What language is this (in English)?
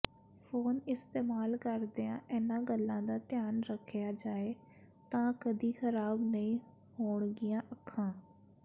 Punjabi